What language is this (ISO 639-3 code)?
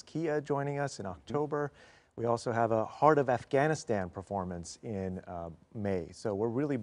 eng